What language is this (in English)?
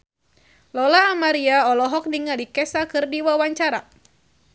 Sundanese